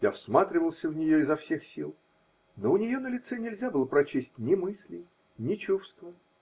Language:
Russian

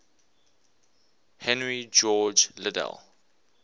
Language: English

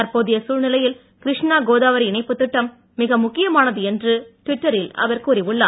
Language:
Tamil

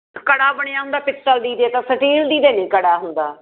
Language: Punjabi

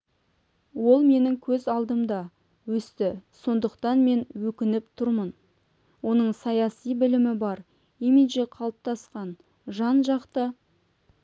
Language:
Kazakh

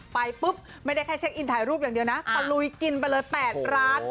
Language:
Thai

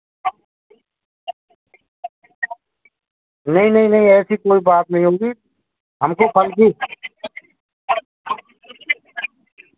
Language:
Hindi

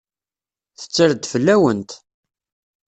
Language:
Kabyle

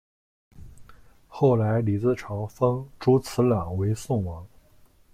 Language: Chinese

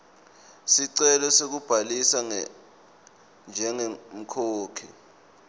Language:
Swati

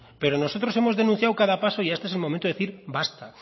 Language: Spanish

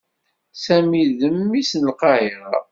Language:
Kabyle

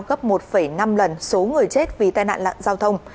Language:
Vietnamese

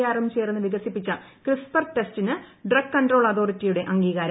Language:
Malayalam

